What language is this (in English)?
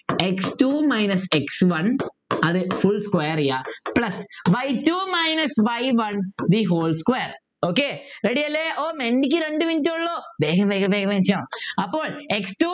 Malayalam